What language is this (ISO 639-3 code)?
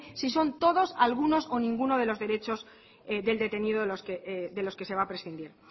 spa